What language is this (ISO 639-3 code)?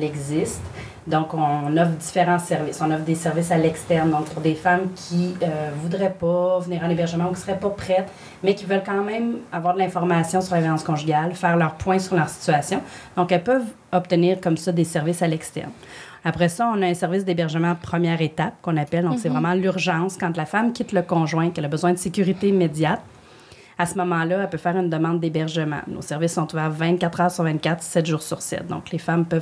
fra